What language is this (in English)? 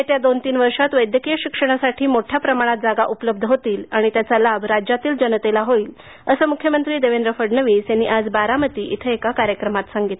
Marathi